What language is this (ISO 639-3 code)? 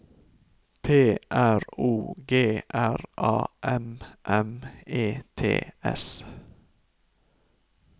nor